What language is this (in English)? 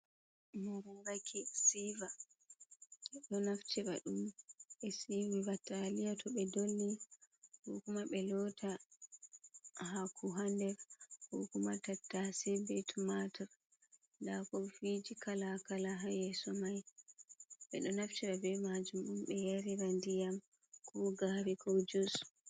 Fula